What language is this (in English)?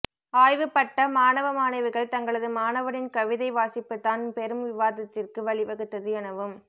Tamil